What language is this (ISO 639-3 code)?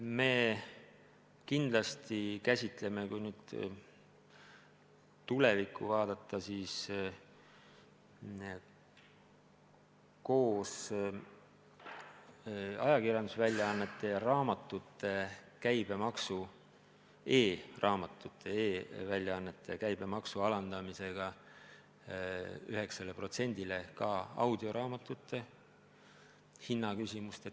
est